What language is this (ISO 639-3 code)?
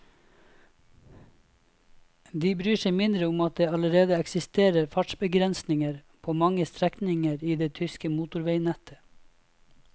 nor